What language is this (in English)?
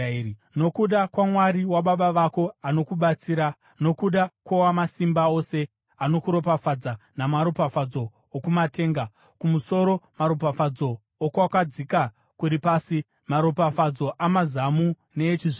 Shona